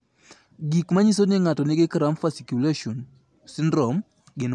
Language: Luo (Kenya and Tanzania)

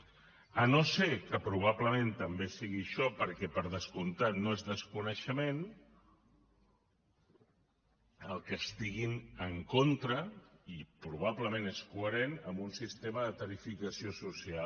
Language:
Catalan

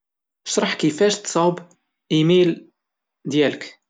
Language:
Moroccan Arabic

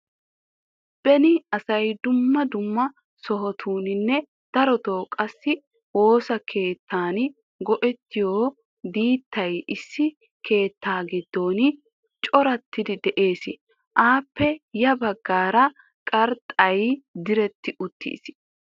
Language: Wolaytta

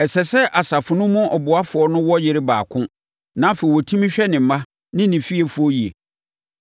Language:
Akan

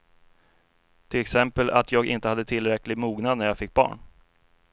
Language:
Swedish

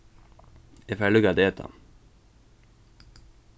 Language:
Faroese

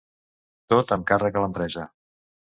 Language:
Catalan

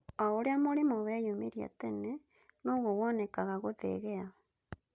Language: Kikuyu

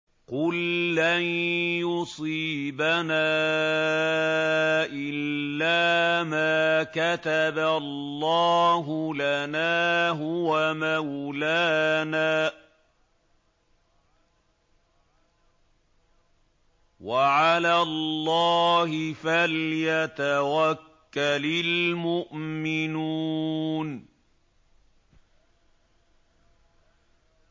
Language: Arabic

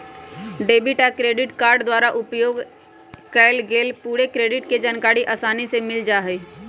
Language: Magahi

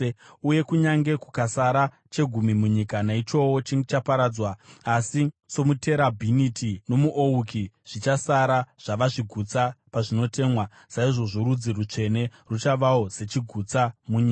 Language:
Shona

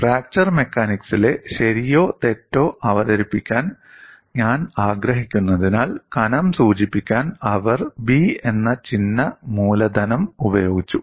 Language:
Malayalam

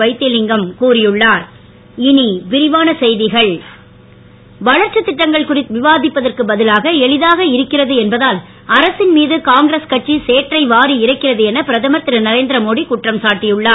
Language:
Tamil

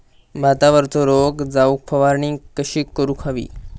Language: Marathi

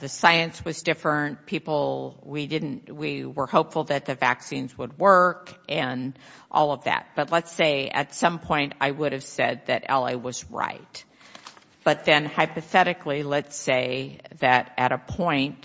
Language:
English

